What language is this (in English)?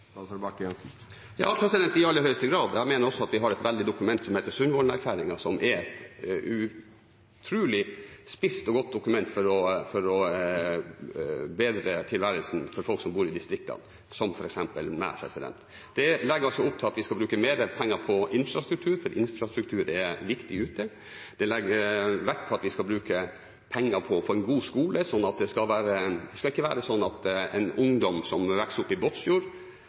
Norwegian Bokmål